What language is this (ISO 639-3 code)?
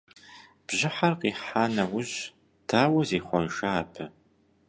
kbd